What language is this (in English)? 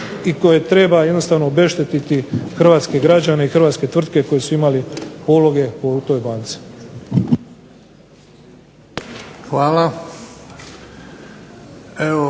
Croatian